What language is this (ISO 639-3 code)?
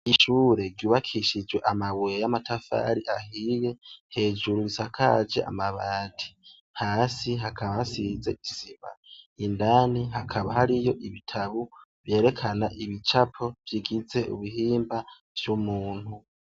run